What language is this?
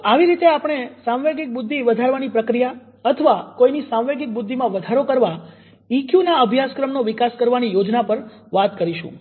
Gujarati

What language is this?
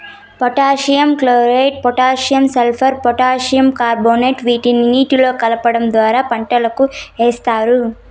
Telugu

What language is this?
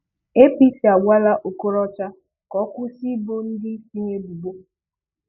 Igbo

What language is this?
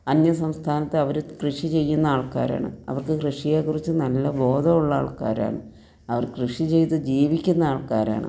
Malayalam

